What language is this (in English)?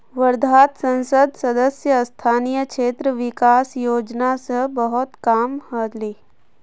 Magahi